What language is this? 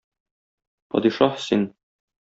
Tatar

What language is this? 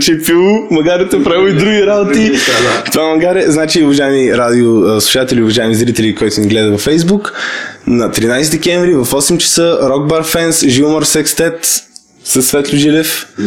Bulgarian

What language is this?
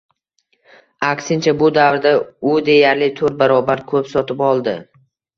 Uzbek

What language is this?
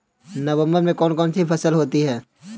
Hindi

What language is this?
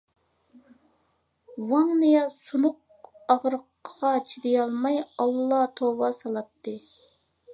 Uyghur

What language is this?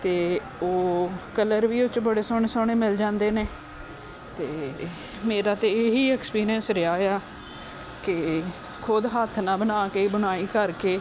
Punjabi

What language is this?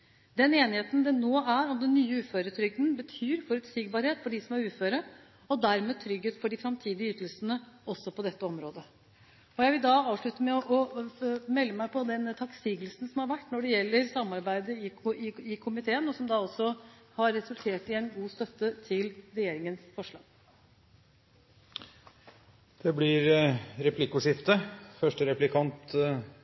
Norwegian Bokmål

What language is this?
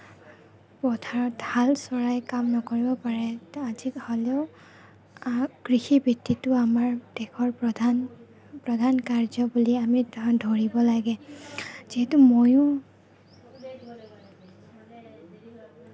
Assamese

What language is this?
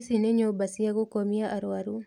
Kikuyu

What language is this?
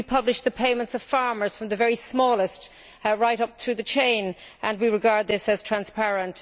English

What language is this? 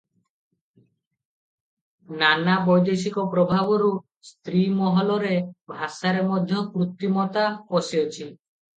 Odia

